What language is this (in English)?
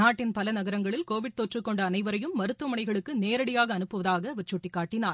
Tamil